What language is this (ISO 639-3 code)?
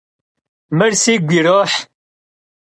kbd